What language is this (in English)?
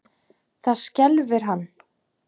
Icelandic